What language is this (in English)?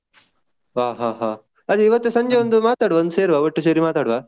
Kannada